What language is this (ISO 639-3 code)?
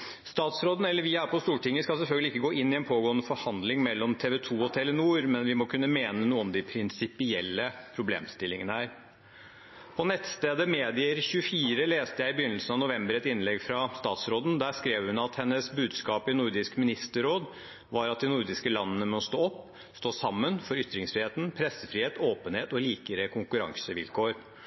nob